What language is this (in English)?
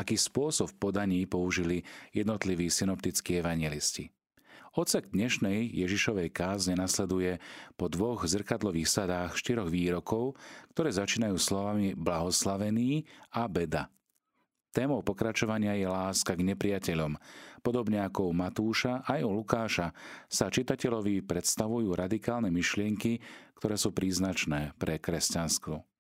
Slovak